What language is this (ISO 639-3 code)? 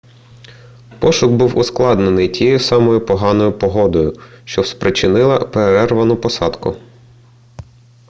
ukr